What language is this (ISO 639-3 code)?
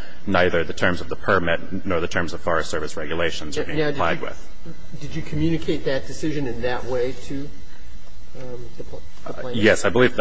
eng